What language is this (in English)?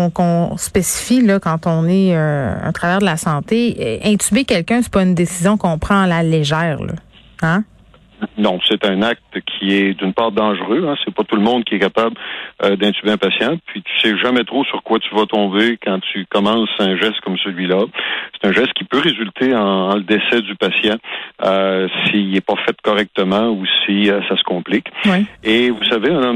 French